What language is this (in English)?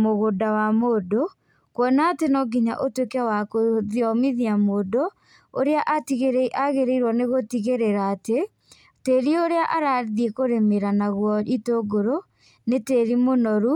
Kikuyu